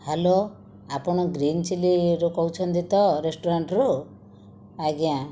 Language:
Odia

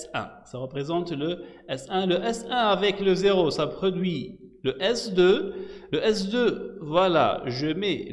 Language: French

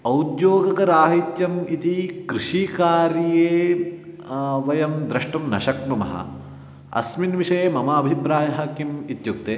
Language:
Sanskrit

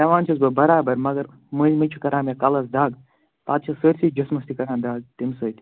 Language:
Kashmiri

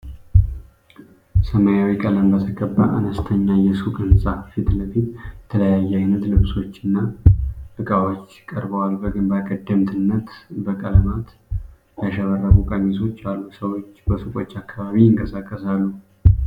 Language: Amharic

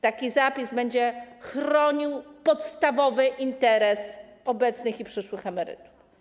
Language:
Polish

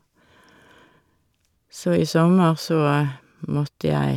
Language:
Norwegian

